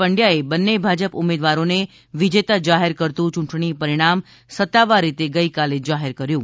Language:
Gujarati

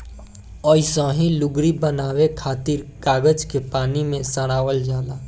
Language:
Bhojpuri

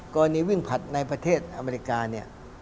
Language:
Thai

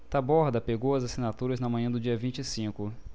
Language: Portuguese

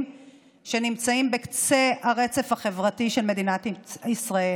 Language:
Hebrew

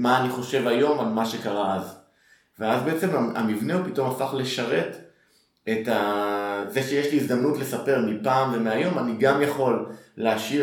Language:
Hebrew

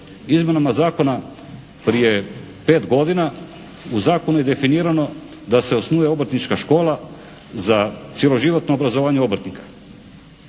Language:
Croatian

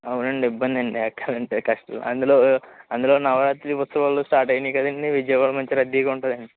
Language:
Telugu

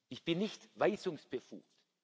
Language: German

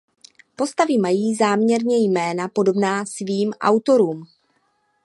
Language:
Czech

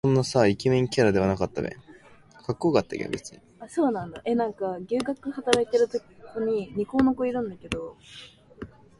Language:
Japanese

